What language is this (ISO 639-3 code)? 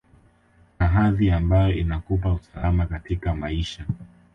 swa